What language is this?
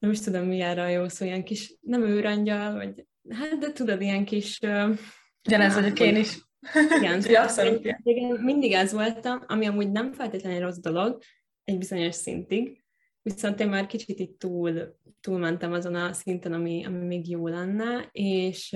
Hungarian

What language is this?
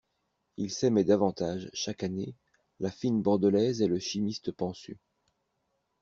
French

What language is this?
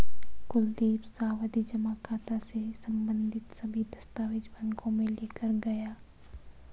Hindi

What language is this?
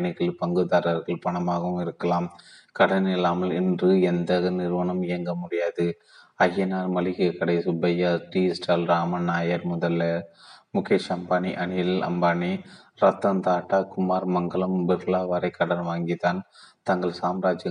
Tamil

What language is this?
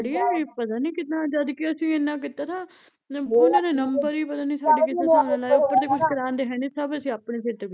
Punjabi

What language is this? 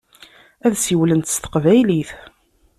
Kabyle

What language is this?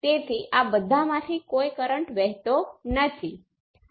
Gujarati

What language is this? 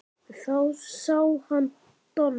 Icelandic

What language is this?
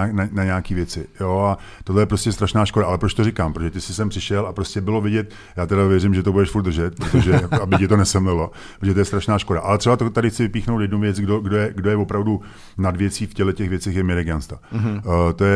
Czech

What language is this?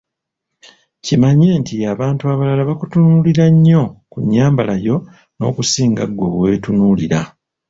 Ganda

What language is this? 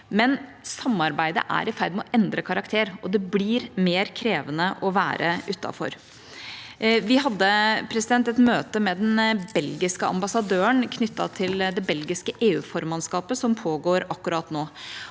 Norwegian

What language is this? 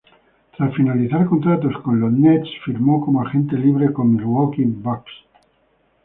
Spanish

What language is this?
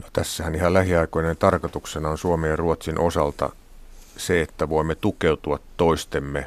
Finnish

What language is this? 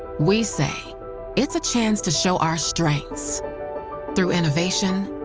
English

